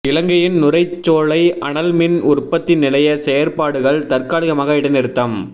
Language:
Tamil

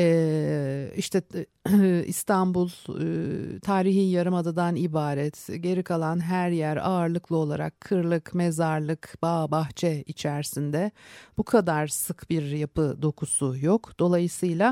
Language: Turkish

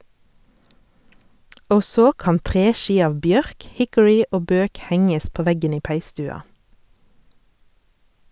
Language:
Norwegian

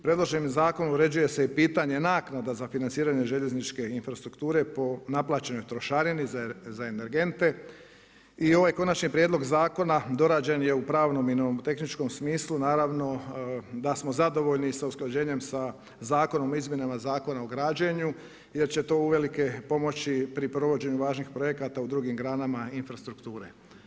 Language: Croatian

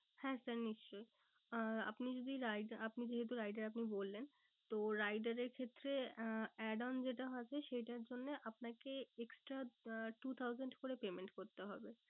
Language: Bangla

